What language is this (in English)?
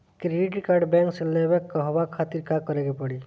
Bhojpuri